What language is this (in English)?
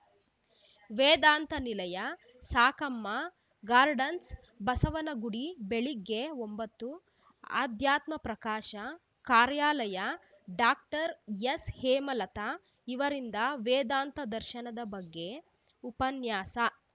Kannada